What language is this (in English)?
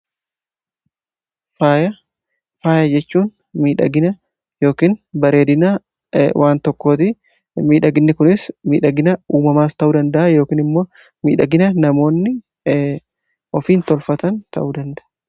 Oromo